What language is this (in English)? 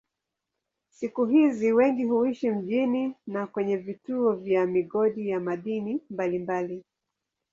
Swahili